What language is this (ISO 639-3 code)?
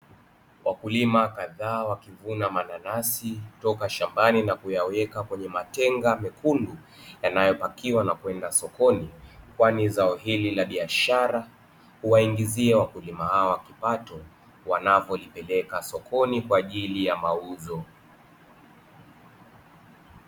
swa